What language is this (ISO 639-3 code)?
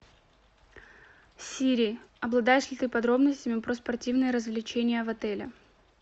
rus